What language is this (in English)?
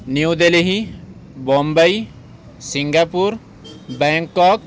Urdu